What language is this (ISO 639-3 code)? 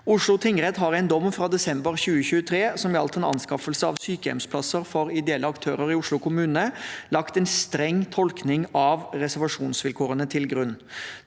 nor